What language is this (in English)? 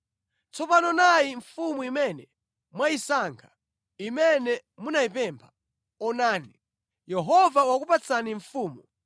Nyanja